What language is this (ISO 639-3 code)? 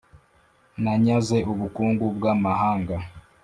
kin